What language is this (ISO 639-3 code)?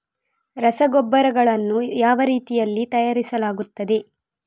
kan